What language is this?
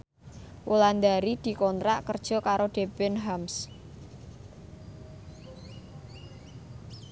Javanese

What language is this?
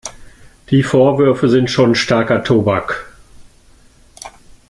German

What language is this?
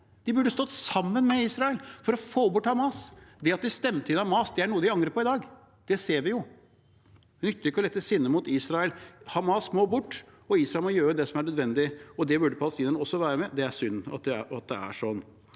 Norwegian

